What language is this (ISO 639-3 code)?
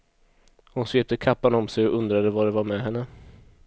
swe